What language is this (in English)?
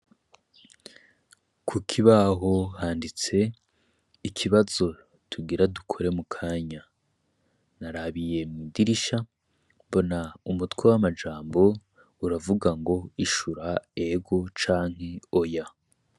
Rundi